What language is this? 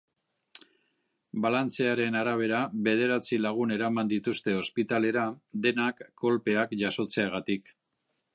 Basque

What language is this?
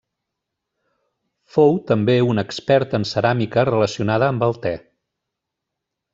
Catalan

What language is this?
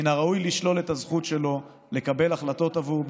Hebrew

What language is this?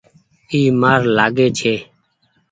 Goaria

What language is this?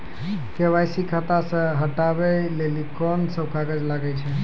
Maithili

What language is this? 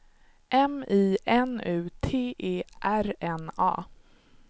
Swedish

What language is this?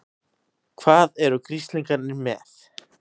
Icelandic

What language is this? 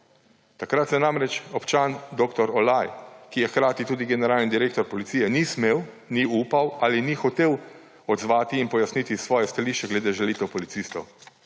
Slovenian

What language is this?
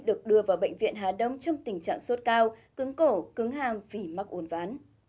Vietnamese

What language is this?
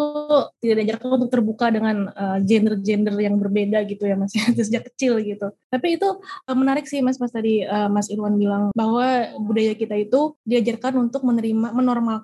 Indonesian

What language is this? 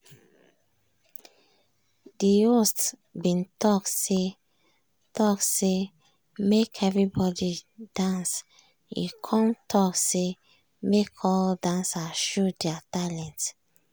Nigerian Pidgin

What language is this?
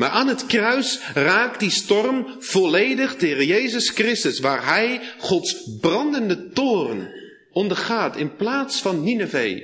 Dutch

